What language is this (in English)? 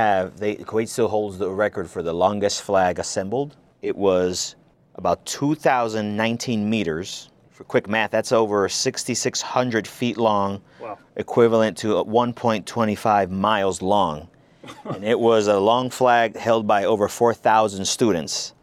English